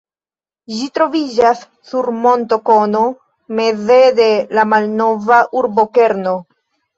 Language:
Esperanto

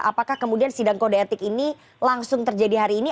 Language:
Indonesian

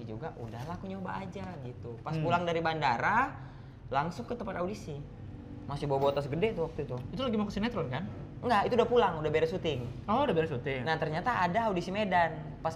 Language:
Indonesian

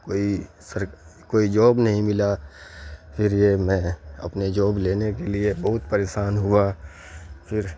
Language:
Urdu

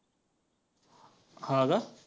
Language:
Marathi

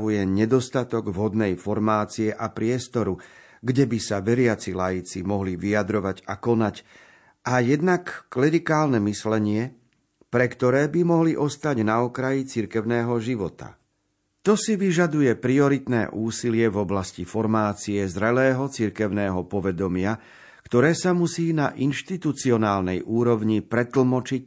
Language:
Slovak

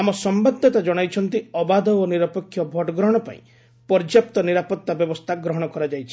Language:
Odia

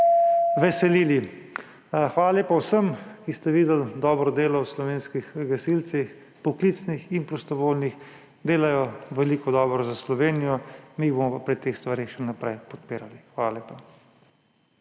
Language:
Slovenian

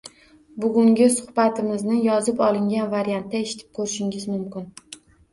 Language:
Uzbek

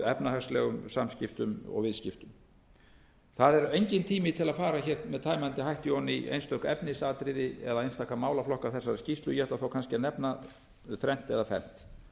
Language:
Icelandic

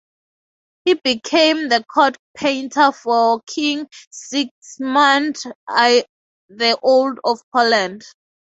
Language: English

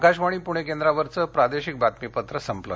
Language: Marathi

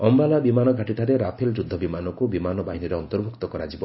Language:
Odia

